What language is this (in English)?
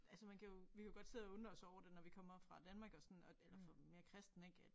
Danish